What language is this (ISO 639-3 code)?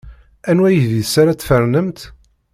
kab